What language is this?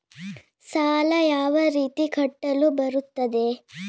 Kannada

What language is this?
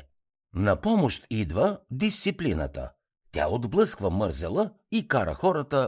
Bulgarian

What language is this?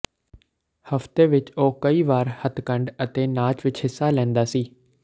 Punjabi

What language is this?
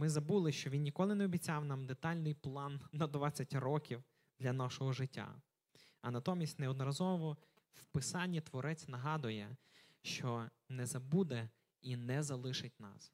Ukrainian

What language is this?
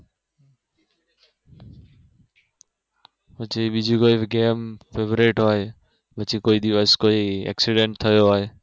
Gujarati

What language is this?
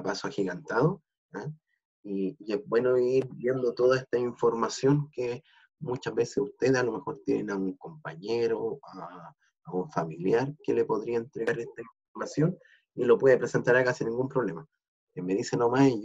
Spanish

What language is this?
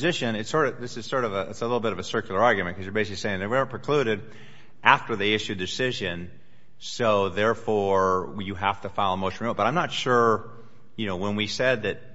English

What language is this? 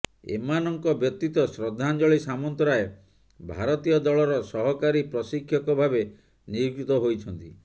Odia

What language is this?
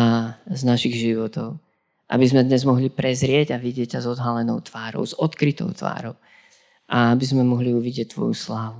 Slovak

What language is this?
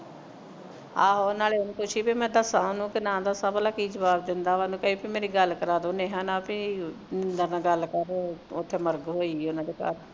Punjabi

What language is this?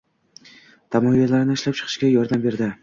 Uzbek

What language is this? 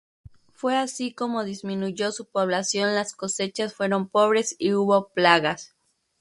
Spanish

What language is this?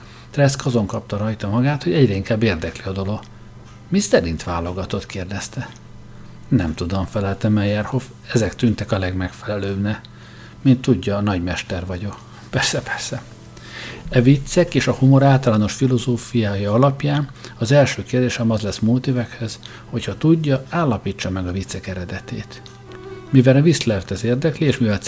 Hungarian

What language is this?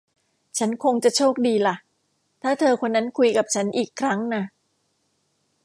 Thai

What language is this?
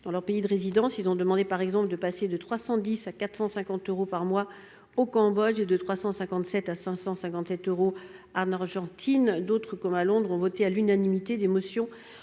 French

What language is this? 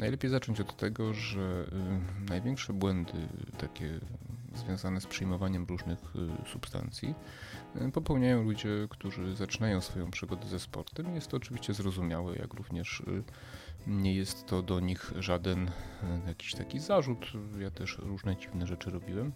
Polish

